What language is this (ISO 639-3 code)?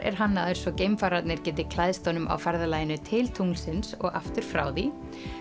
isl